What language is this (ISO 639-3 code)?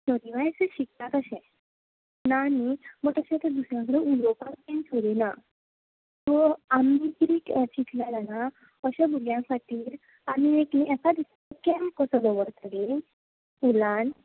kok